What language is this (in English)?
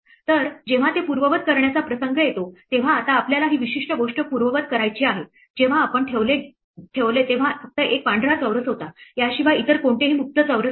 Marathi